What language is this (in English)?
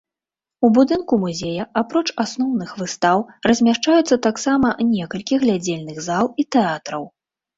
Belarusian